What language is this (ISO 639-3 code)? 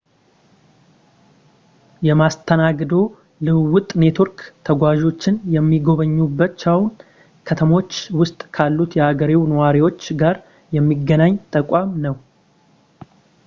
amh